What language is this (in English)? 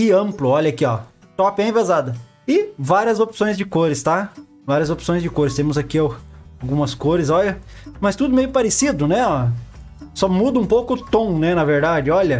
Portuguese